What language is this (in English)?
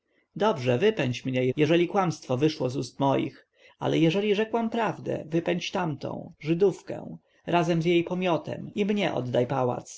Polish